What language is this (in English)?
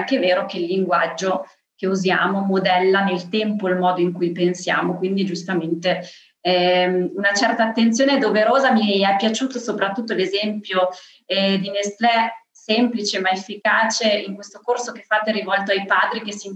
Italian